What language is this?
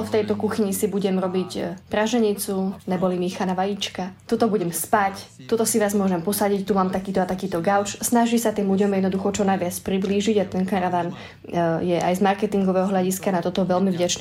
Slovak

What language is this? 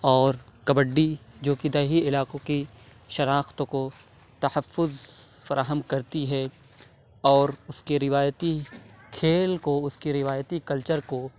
Urdu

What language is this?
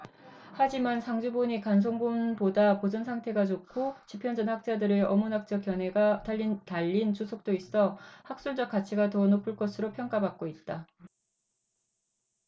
Korean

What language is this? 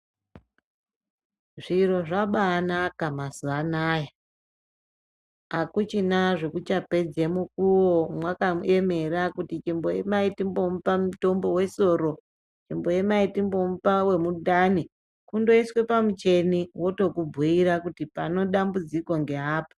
Ndau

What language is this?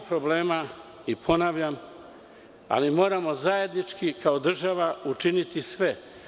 Serbian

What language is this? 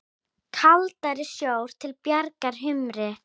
Icelandic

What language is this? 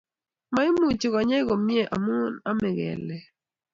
Kalenjin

